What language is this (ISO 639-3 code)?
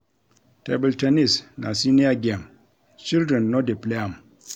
pcm